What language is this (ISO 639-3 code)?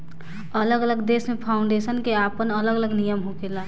bho